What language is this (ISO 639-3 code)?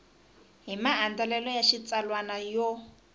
tso